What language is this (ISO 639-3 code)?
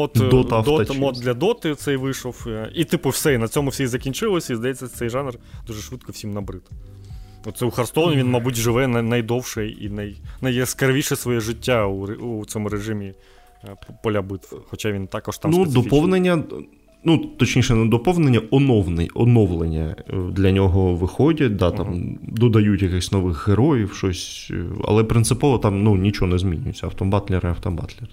ukr